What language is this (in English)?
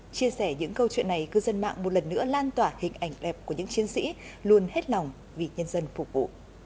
Vietnamese